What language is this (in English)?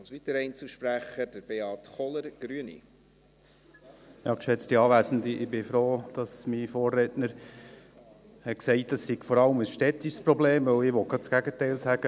Swiss German